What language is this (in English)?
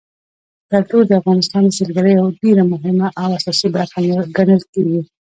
Pashto